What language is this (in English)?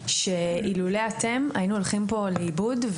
Hebrew